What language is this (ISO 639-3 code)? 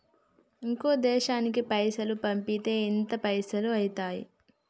tel